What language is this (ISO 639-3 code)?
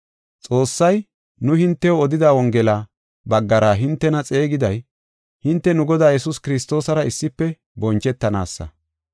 gof